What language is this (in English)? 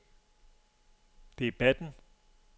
Danish